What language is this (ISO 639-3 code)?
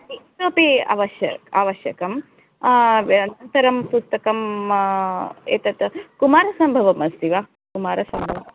san